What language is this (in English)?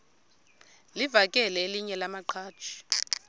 Xhosa